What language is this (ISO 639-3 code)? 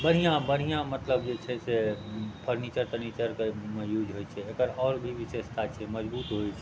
mai